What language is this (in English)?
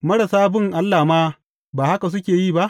Hausa